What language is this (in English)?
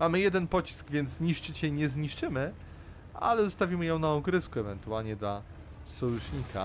Polish